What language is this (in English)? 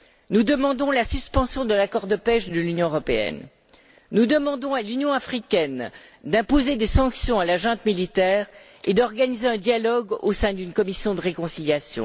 French